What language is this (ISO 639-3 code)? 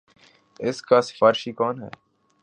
urd